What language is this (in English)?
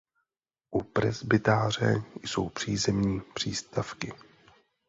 Czech